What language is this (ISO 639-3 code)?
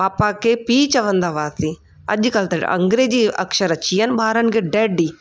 snd